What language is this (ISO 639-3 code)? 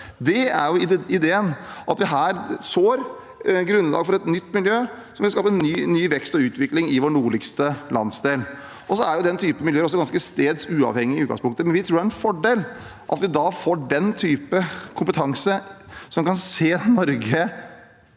nor